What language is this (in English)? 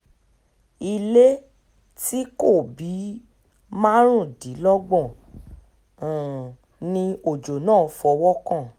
Yoruba